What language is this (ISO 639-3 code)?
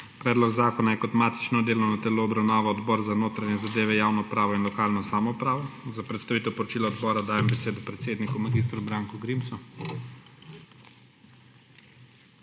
slv